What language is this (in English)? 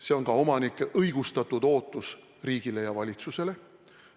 Estonian